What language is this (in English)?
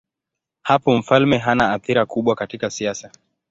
Swahili